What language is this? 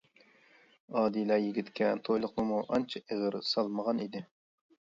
Uyghur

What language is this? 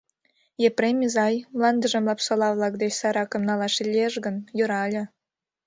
Mari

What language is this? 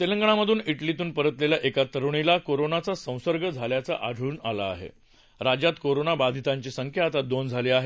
Marathi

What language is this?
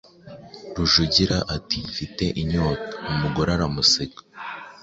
Kinyarwanda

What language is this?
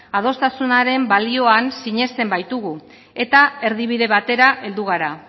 Basque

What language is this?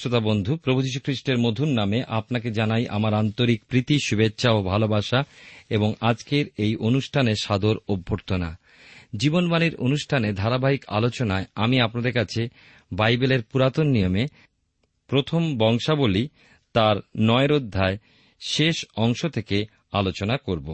Bangla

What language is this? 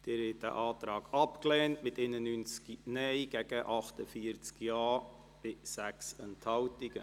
Swiss German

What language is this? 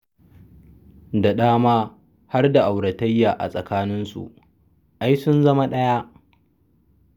Hausa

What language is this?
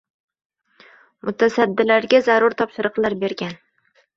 Uzbek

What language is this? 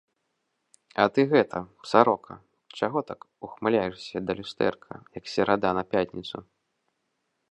Belarusian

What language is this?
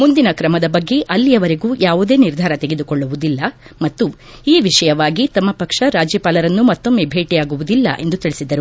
Kannada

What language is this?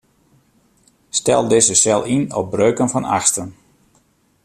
Western Frisian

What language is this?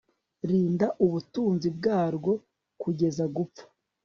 Kinyarwanda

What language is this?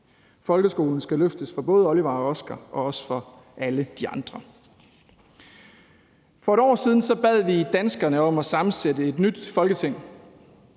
Danish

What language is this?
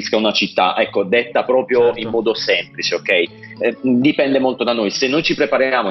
Italian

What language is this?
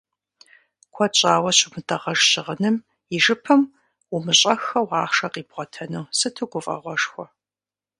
Kabardian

